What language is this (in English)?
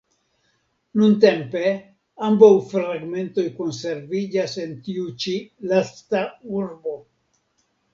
Esperanto